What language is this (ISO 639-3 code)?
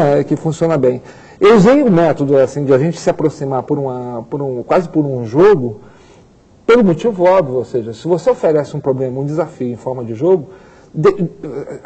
por